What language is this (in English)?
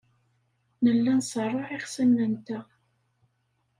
Kabyle